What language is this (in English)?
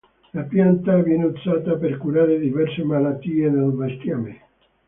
Italian